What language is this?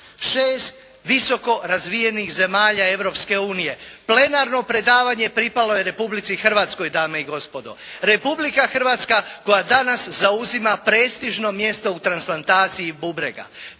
Croatian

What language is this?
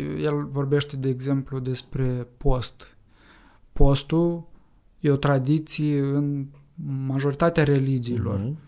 Romanian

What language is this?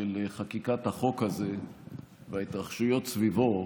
Hebrew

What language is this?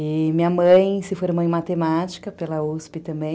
Portuguese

